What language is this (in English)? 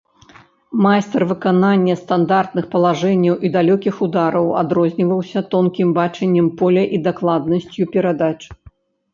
Belarusian